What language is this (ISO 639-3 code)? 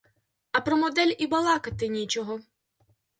ukr